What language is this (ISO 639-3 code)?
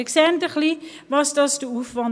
gsw